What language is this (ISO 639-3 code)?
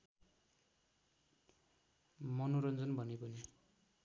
nep